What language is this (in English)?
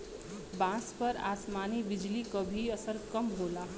Bhojpuri